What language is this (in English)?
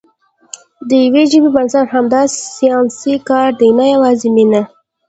Pashto